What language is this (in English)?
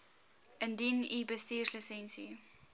Afrikaans